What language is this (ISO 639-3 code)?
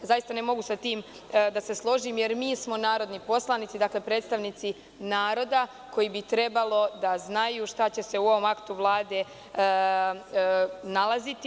srp